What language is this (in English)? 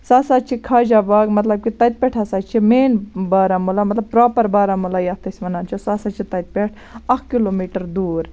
Kashmiri